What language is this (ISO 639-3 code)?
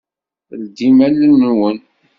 kab